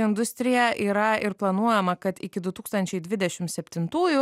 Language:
Lithuanian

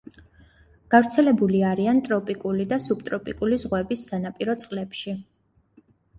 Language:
Georgian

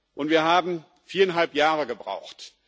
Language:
German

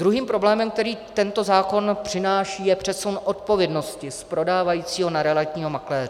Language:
Czech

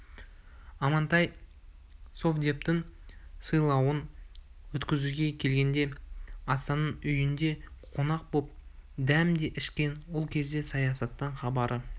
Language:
Kazakh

